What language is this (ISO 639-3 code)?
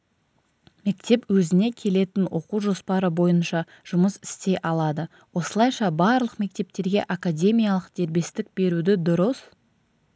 kaz